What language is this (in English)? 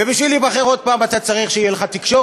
Hebrew